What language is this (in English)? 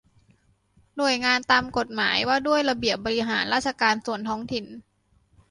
Thai